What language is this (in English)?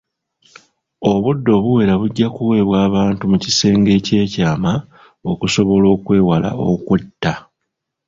Ganda